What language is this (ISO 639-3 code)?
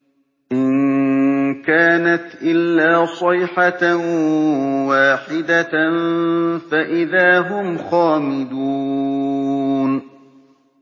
ara